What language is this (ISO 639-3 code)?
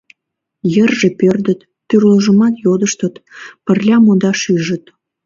chm